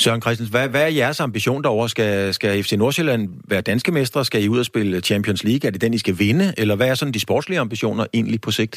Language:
Danish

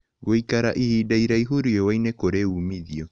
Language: Kikuyu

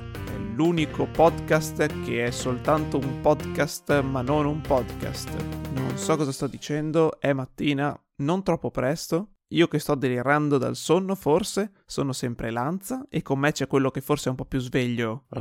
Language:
Italian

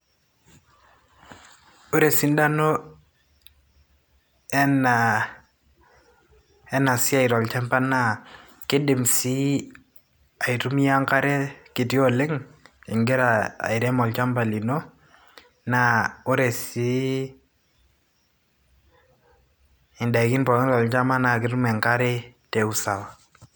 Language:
Masai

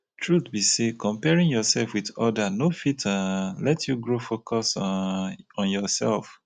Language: Nigerian Pidgin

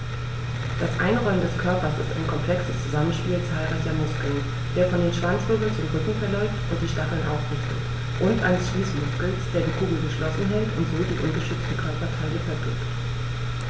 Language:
German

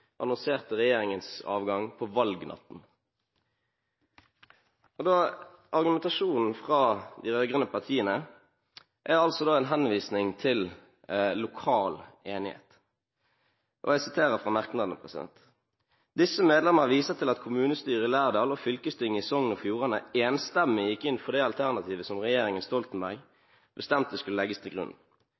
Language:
Norwegian Bokmål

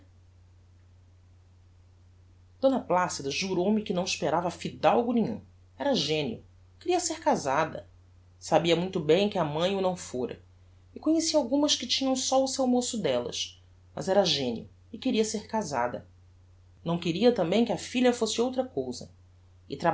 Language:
Portuguese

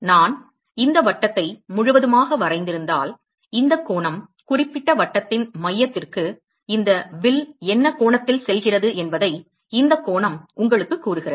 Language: Tamil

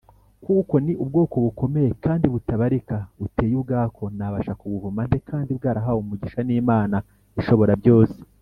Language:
Kinyarwanda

